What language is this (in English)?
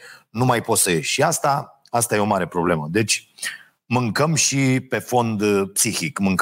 Romanian